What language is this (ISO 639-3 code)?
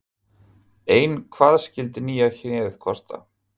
isl